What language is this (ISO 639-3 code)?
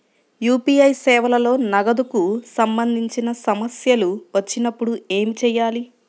tel